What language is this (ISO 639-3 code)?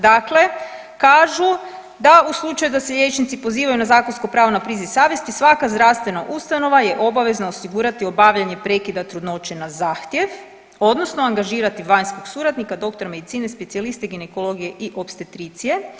hrv